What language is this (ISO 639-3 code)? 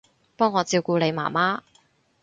yue